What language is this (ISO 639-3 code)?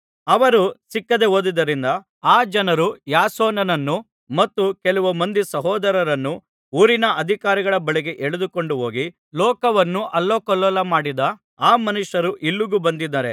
kan